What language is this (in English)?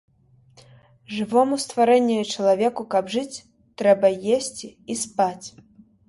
Belarusian